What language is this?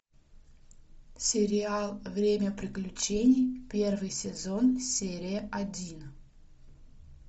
Russian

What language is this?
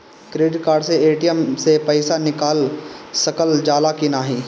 Bhojpuri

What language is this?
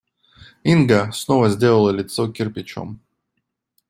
Russian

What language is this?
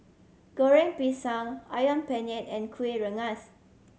English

